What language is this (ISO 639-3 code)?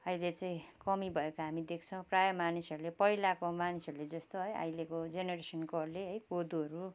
nep